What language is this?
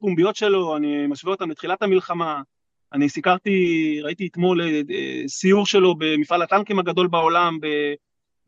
Hebrew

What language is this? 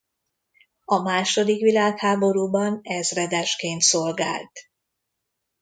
Hungarian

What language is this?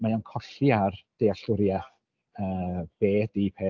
Welsh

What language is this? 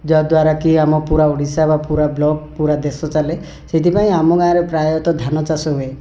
Odia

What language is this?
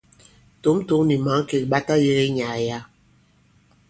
Bankon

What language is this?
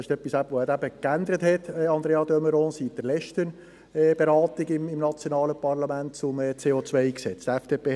Swiss German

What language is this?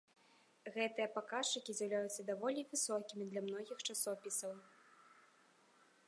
Belarusian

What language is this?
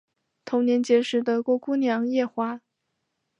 Chinese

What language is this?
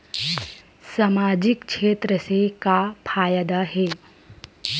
Chhattisgarhi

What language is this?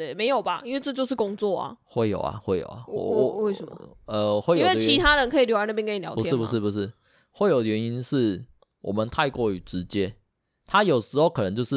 Chinese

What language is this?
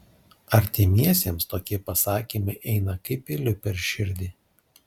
Lithuanian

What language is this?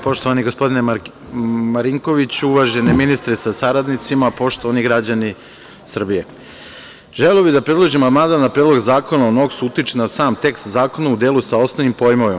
Serbian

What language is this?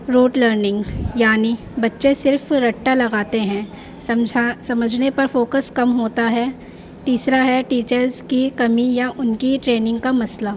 Urdu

